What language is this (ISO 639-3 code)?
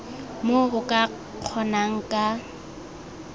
tsn